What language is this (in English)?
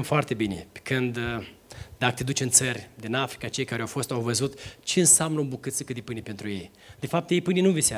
Romanian